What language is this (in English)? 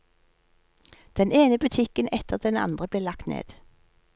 Norwegian